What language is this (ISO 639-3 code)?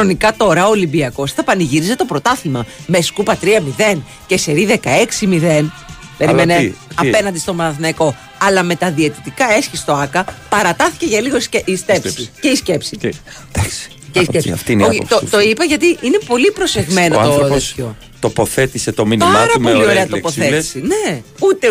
ell